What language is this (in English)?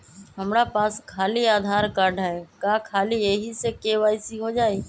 Magahi